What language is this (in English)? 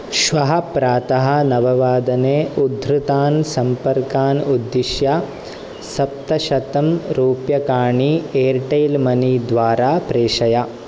Sanskrit